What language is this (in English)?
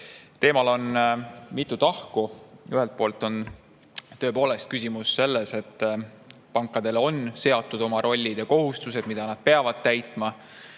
Estonian